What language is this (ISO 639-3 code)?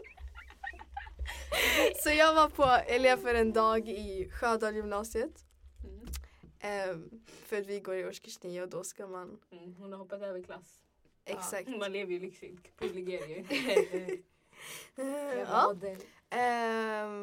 swe